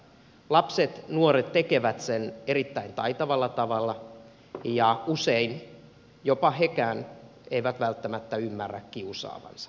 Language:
Finnish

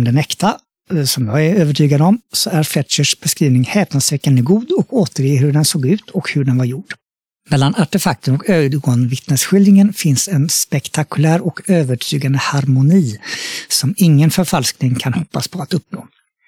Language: Swedish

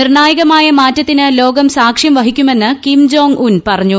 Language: Malayalam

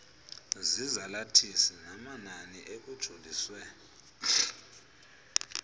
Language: Xhosa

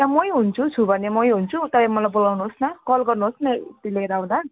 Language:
Nepali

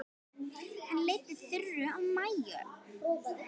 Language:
Icelandic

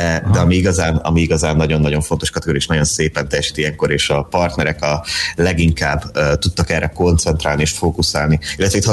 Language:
Hungarian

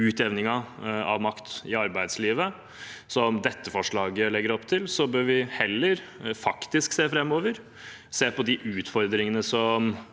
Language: Norwegian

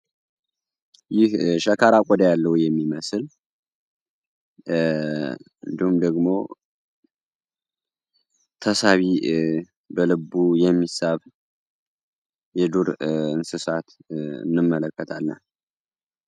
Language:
Amharic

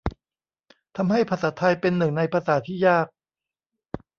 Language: Thai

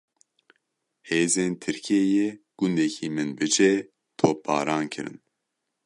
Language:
Kurdish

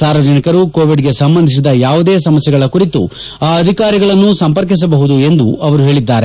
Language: Kannada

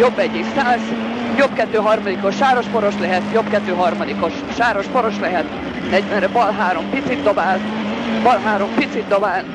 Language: Hungarian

